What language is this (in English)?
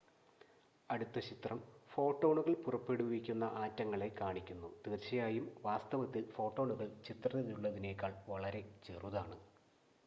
Malayalam